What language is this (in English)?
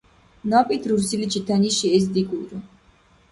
Dargwa